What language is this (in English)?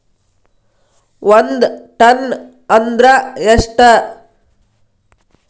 Kannada